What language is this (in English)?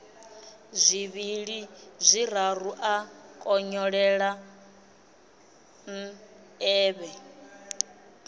Venda